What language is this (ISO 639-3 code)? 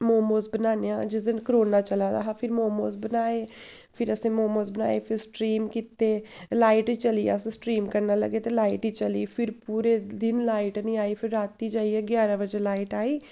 doi